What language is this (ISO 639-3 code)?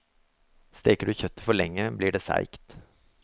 nor